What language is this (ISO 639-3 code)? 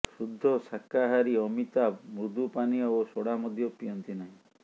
ori